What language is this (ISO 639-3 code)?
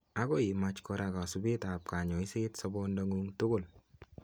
kln